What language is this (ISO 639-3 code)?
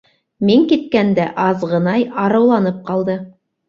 bak